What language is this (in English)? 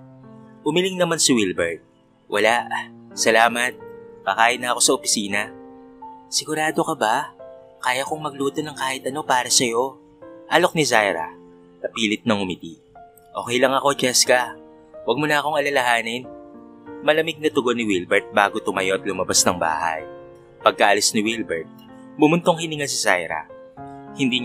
Filipino